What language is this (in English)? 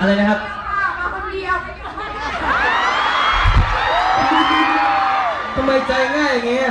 Thai